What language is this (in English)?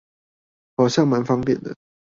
Chinese